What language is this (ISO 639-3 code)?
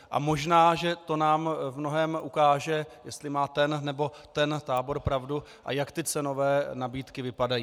ces